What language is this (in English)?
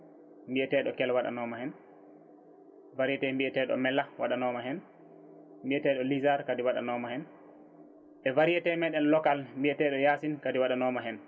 Fula